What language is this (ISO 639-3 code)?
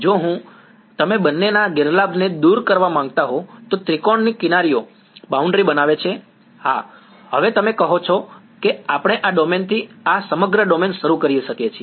guj